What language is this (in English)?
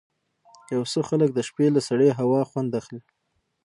Pashto